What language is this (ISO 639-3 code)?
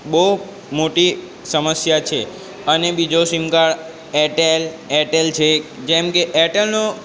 guj